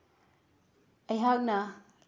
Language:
Manipuri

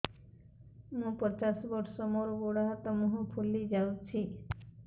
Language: Odia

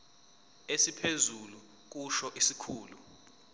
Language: Zulu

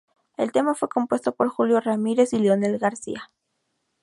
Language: Spanish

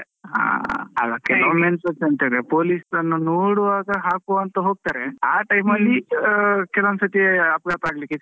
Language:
Kannada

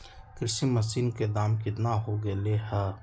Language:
Magahi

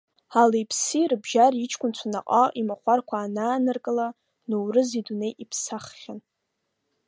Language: Abkhazian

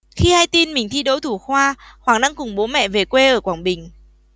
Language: Vietnamese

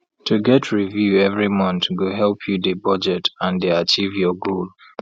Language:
Nigerian Pidgin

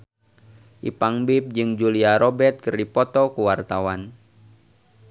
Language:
Sundanese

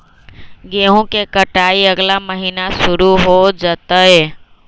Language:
Magahi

